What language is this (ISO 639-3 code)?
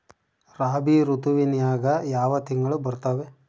kan